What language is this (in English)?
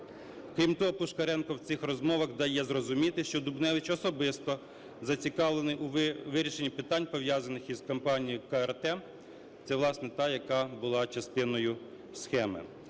Ukrainian